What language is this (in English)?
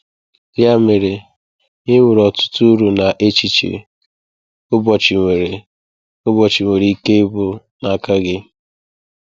Igbo